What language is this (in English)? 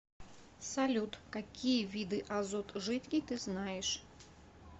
Russian